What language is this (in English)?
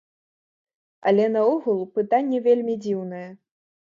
Belarusian